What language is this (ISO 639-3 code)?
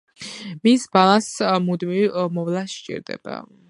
kat